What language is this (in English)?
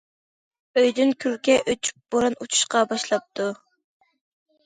Uyghur